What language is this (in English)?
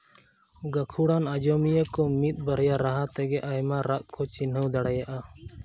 Santali